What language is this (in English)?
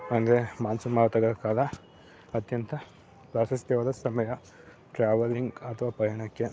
Kannada